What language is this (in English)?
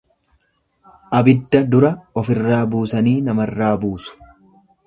Oromo